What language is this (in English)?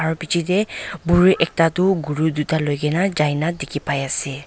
Naga Pidgin